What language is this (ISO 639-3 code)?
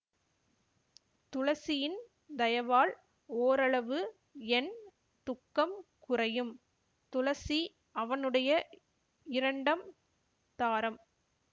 tam